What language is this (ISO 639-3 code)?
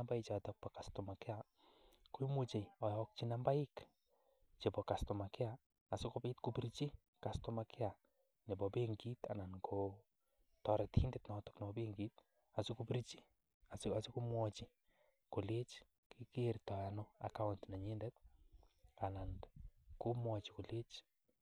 kln